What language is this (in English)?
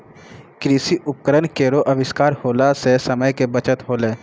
Maithili